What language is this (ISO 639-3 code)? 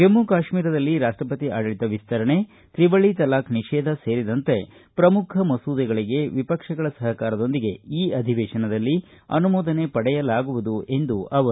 kan